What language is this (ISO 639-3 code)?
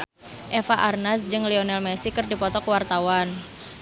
sun